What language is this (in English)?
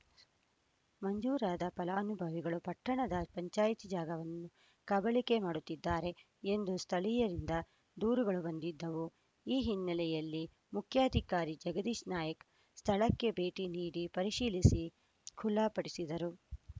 Kannada